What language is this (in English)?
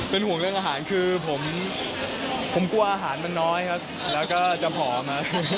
Thai